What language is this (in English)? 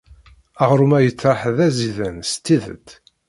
Kabyle